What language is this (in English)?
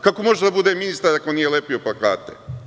Serbian